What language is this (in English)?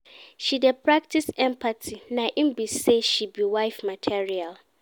Nigerian Pidgin